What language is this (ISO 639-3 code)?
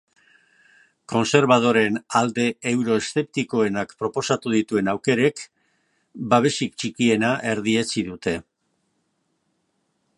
eus